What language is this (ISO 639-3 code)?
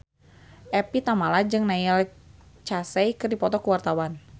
sun